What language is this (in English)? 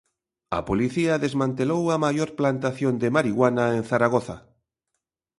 Galician